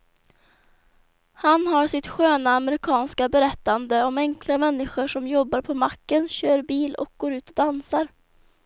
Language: Swedish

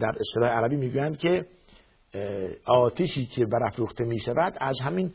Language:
Persian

